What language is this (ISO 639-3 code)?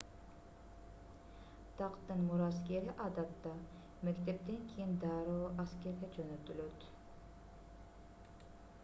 kir